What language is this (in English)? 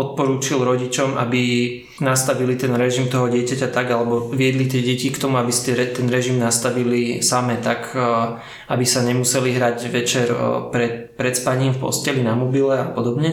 Slovak